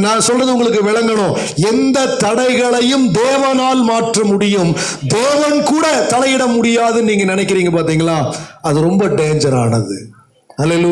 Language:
Turkish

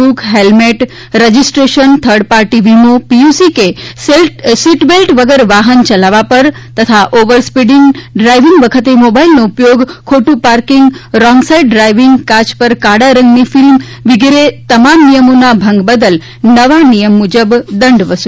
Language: Gujarati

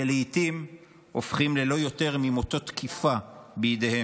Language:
Hebrew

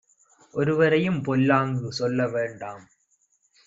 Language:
Tamil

